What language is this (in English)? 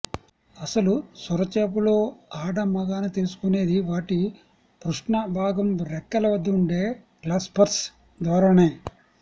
Telugu